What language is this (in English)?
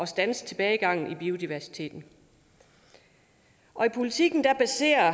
Danish